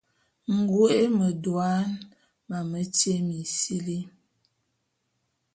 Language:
Bulu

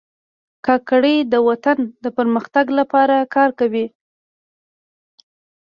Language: Pashto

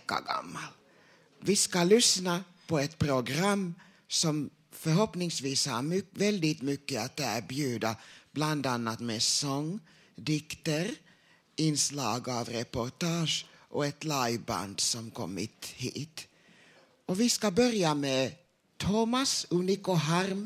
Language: Swedish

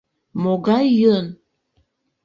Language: Mari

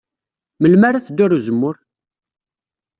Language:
Kabyle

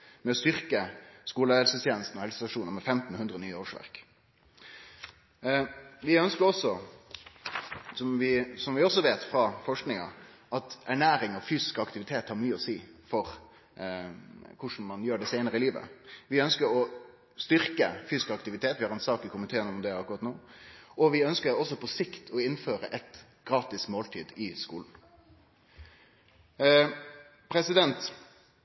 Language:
Norwegian Nynorsk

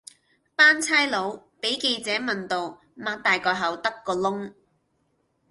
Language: Cantonese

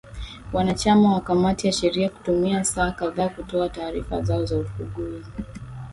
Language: Swahili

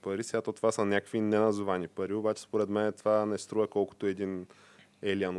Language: Bulgarian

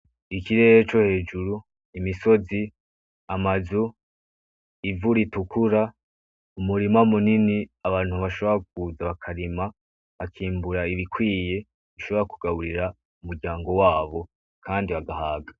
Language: Rundi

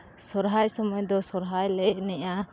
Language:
Santali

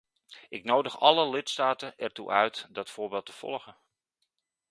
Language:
Dutch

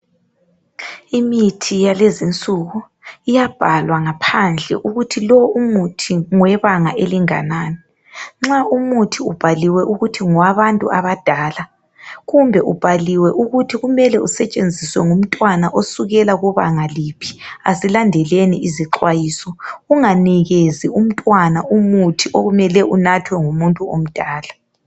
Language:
North Ndebele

